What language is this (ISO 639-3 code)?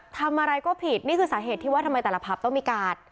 tha